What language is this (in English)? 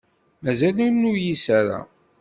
Kabyle